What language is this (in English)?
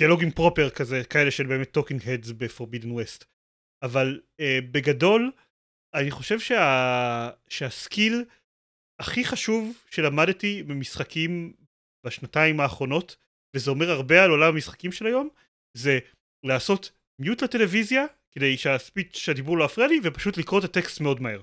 Hebrew